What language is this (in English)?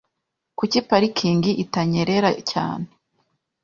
Kinyarwanda